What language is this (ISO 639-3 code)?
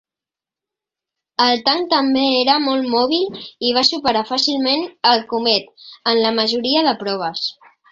cat